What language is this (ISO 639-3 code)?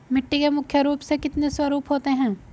hin